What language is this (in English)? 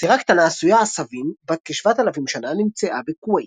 Hebrew